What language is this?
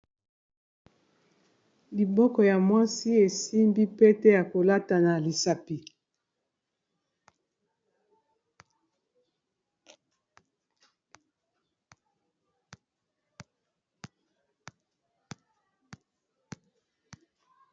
Lingala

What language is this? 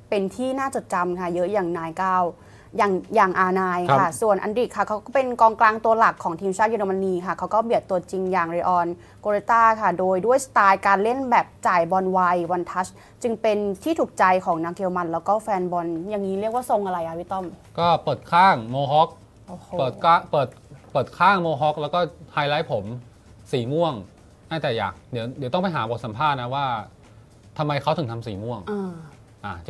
Thai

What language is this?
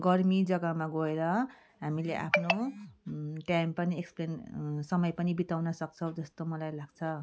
Nepali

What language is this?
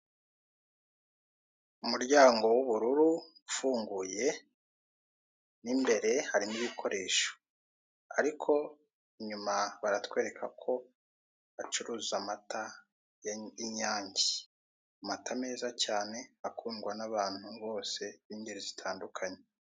Kinyarwanda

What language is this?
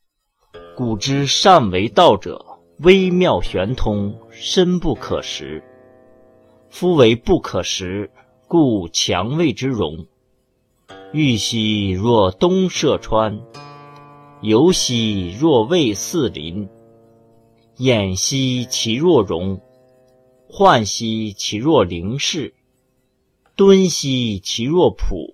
Chinese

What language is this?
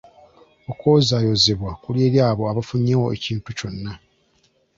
Ganda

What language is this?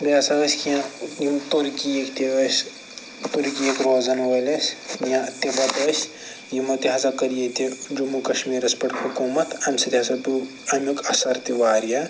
Kashmiri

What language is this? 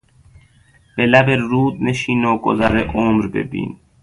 Persian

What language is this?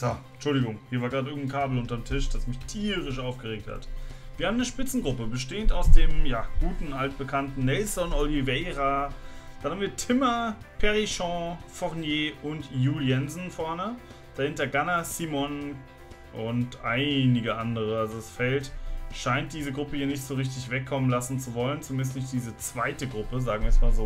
German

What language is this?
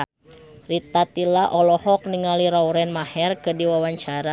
Sundanese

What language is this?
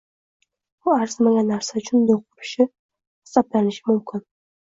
Uzbek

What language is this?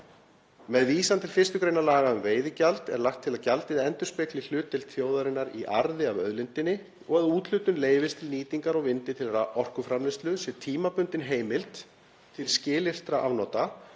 Icelandic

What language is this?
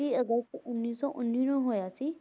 Punjabi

